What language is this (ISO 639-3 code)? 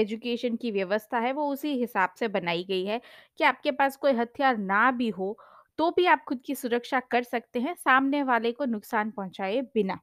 hin